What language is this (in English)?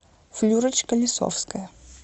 Russian